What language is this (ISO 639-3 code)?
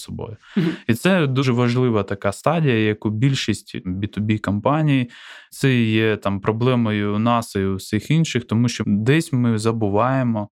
ukr